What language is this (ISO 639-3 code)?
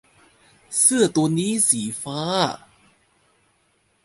tha